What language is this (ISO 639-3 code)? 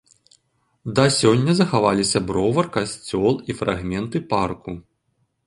bel